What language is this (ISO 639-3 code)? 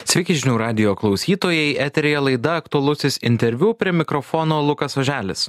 lit